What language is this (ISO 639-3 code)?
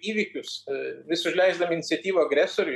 lit